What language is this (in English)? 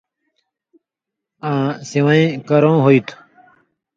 Indus Kohistani